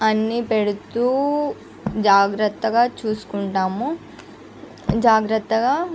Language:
Telugu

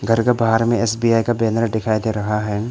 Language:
Hindi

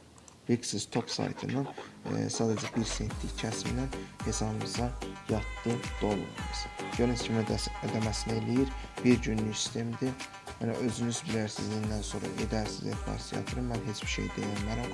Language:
Turkish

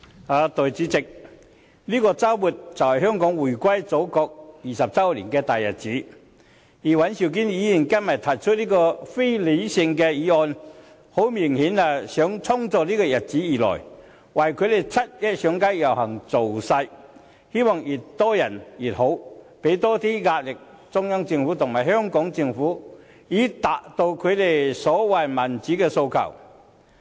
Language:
Cantonese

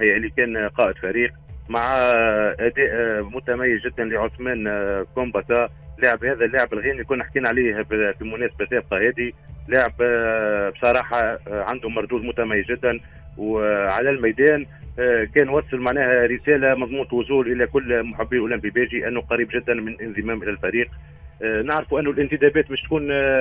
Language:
Arabic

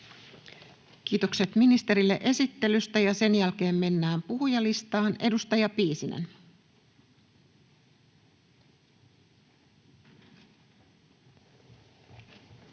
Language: Finnish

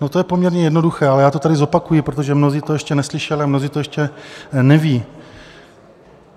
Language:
Czech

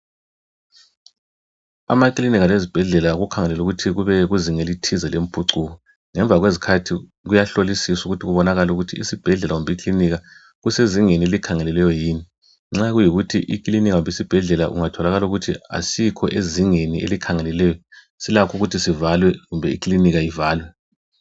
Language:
North Ndebele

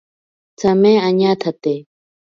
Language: Ashéninka Perené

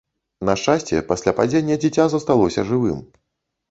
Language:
Belarusian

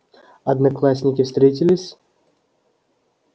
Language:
Russian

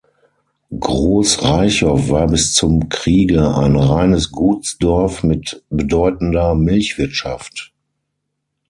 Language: German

